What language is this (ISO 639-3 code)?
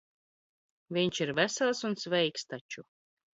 lav